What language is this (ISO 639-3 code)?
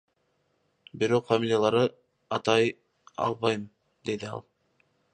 kir